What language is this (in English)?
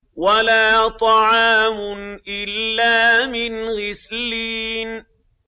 Arabic